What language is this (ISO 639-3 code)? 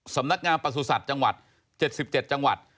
tha